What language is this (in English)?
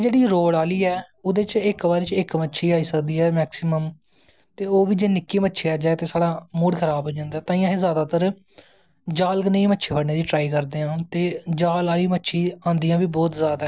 Dogri